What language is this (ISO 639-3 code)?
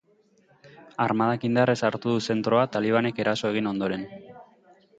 eus